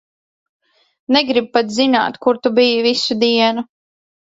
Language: Latvian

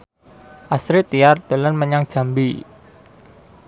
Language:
Javanese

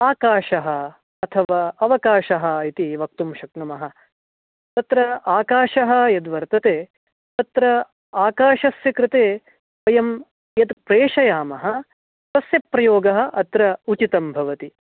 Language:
Sanskrit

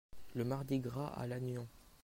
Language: French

